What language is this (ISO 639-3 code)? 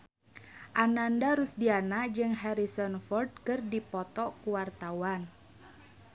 sun